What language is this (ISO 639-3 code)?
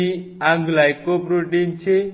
guj